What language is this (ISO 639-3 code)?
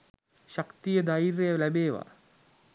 sin